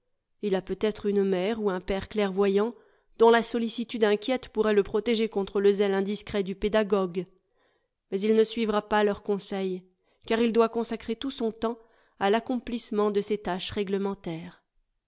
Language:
French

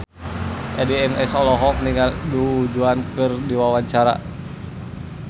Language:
Sundanese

